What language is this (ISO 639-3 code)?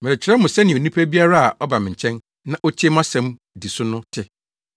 aka